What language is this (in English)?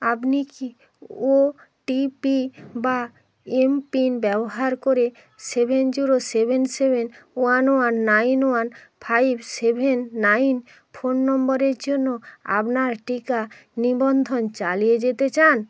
Bangla